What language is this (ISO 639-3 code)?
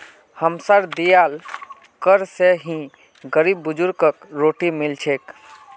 mag